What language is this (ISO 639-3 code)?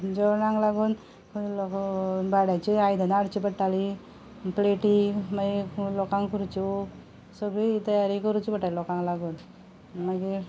kok